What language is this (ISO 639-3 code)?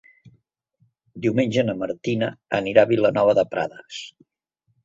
cat